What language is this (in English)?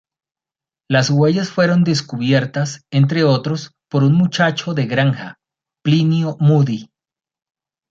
Spanish